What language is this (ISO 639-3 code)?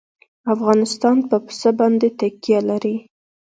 pus